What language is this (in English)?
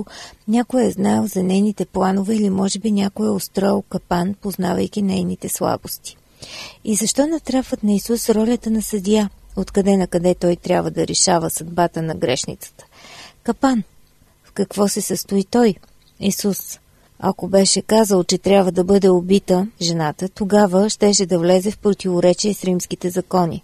Bulgarian